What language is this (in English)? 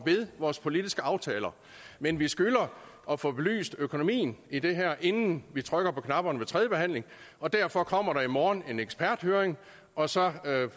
Danish